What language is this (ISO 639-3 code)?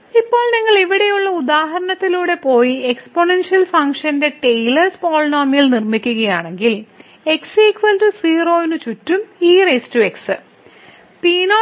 mal